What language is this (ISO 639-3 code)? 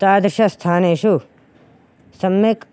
san